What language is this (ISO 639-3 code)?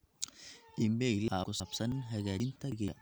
som